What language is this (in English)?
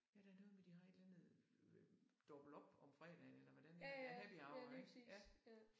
Danish